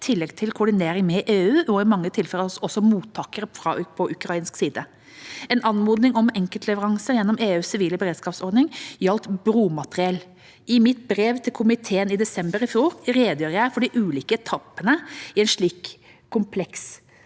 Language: Norwegian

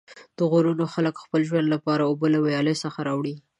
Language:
Pashto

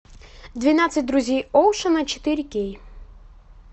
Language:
Russian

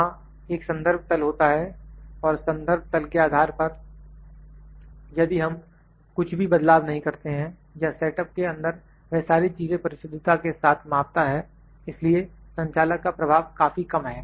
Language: Hindi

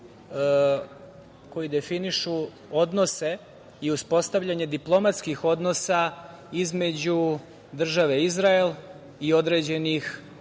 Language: Serbian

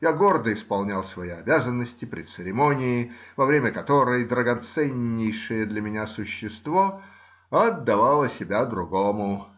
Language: Russian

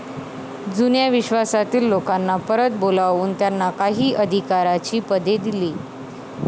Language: Marathi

